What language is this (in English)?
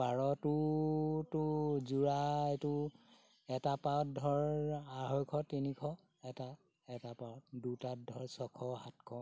Assamese